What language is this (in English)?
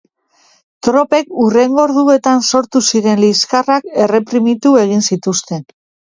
Basque